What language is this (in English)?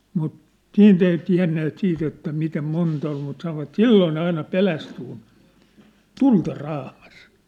Finnish